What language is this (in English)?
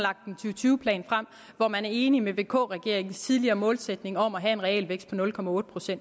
Danish